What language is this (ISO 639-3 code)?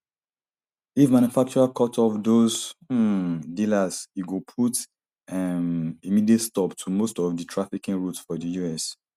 pcm